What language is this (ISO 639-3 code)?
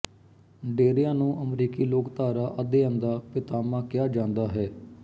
pan